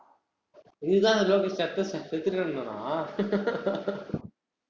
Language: Tamil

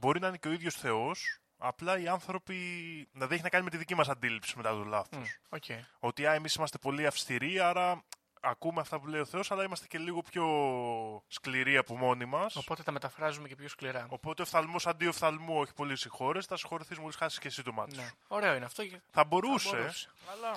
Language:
Greek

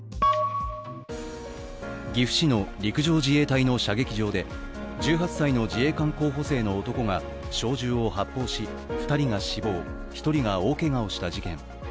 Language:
Japanese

